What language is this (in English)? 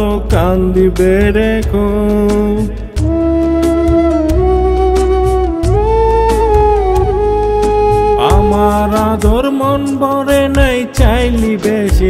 Bangla